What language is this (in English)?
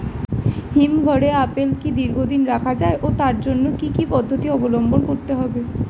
Bangla